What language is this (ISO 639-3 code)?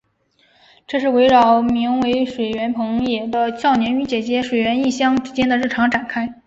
zho